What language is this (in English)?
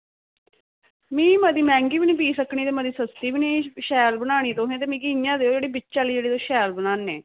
Dogri